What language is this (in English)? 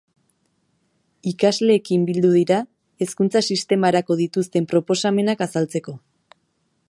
Basque